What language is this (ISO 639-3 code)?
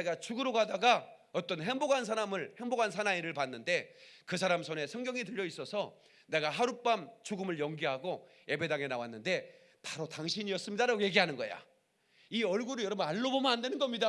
kor